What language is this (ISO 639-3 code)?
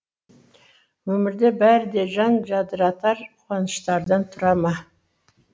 kaz